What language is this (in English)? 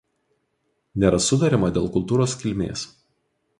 Lithuanian